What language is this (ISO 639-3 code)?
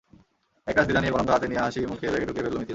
ben